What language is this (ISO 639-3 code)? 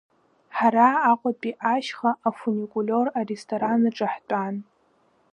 abk